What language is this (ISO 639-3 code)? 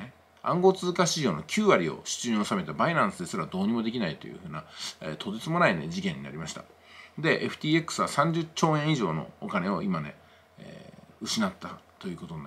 jpn